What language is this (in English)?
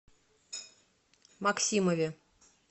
Russian